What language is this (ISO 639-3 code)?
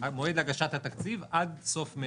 heb